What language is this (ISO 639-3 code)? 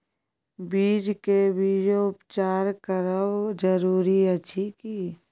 mai